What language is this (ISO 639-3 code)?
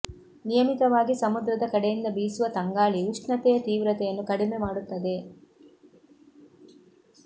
kan